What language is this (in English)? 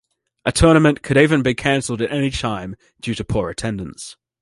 English